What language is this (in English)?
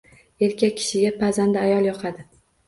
Uzbek